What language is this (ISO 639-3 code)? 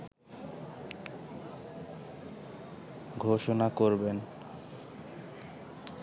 ben